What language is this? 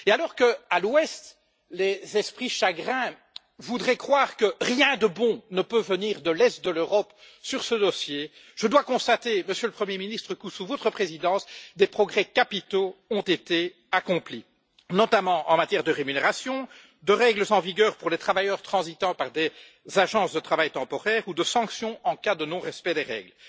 French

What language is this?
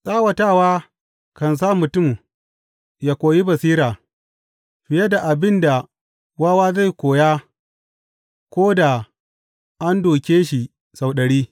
Hausa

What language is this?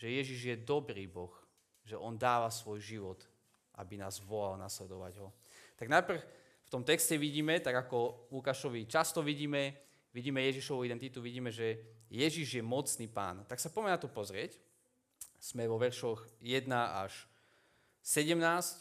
Slovak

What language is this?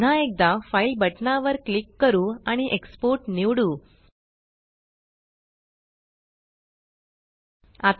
Marathi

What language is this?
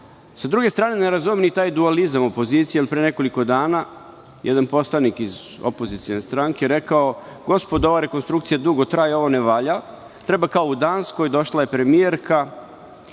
Serbian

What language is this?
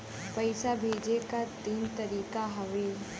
Bhojpuri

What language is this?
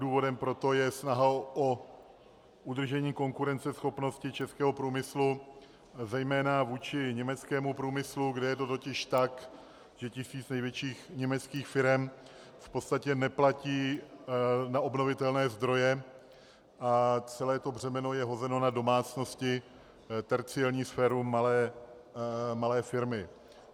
Czech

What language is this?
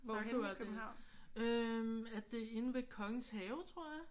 Danish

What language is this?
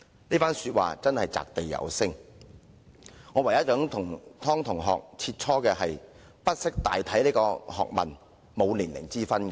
Cantonese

